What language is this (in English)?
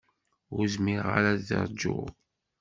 Kabyle